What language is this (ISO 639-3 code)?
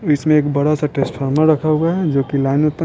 hin